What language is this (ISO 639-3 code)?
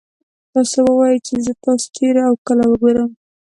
pus